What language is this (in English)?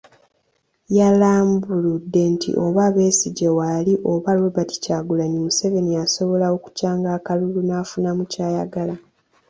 Ganda